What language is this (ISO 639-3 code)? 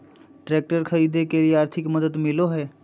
mag